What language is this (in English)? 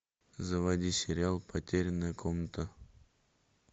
Russian